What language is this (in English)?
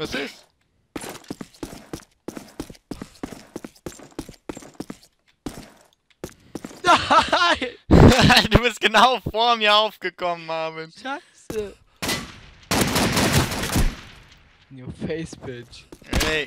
German